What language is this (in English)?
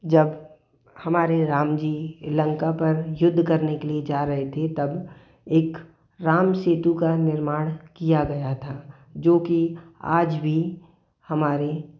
Hindi